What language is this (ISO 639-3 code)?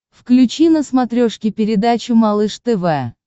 rus